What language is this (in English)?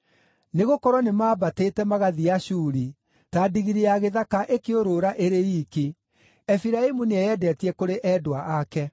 Kikuyu